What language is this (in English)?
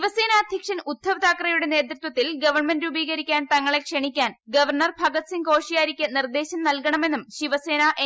Malayalam